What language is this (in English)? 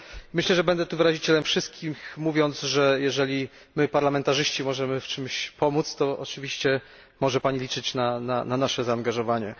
Polish